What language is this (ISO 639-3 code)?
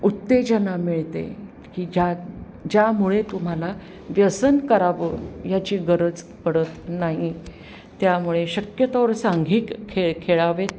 mar